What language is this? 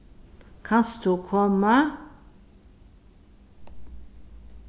Faroese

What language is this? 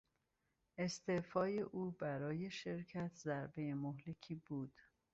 Persian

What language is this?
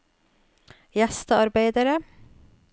Norwegian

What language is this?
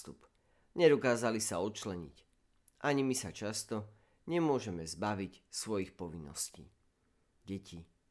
Slovak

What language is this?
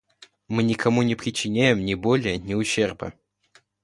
Russian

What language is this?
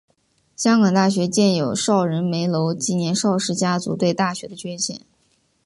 Chinese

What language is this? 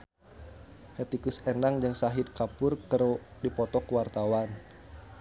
Sundanese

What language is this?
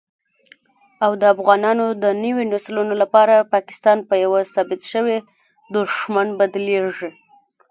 Pashto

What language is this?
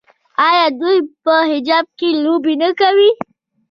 Pashto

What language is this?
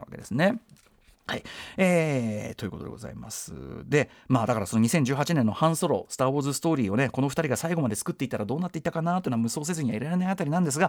Japanese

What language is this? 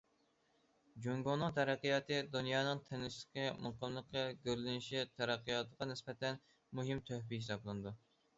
Uyghur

